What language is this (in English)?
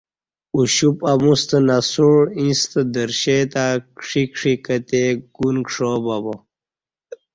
Kati